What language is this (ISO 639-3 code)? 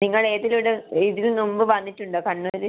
mal